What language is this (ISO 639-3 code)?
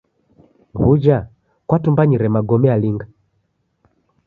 dav